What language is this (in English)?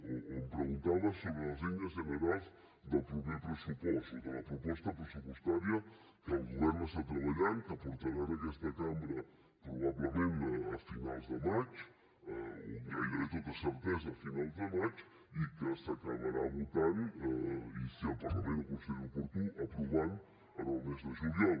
Catalan